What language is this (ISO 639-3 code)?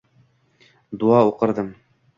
uzb